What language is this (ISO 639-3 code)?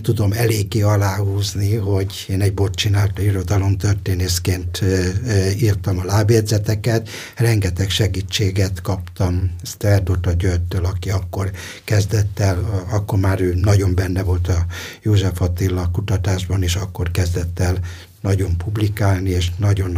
hun